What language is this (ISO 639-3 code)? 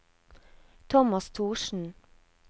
nor